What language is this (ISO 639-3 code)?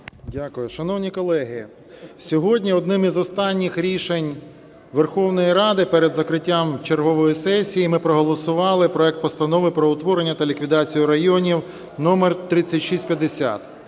ukr